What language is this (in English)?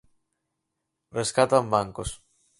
Galician